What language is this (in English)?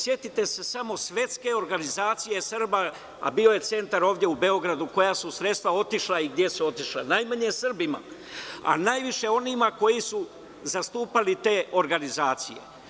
Serbian